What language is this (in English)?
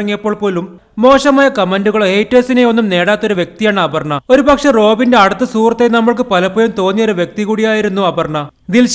Italian